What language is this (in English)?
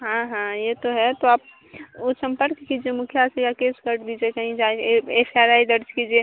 Hindi